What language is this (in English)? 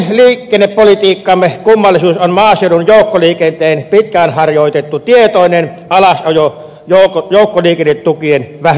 Finnish